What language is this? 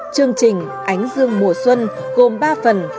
Vietnamese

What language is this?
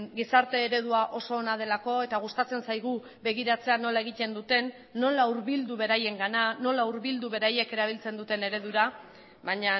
Basque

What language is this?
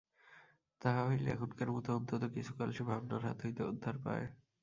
Bangla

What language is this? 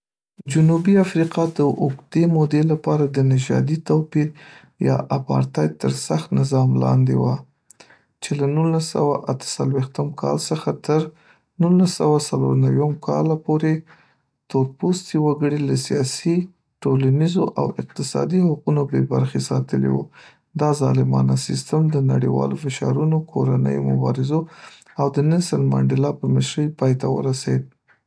Pashto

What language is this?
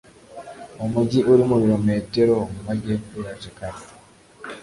Kinyarwanda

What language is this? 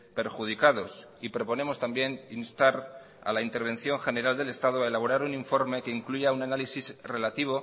Spanish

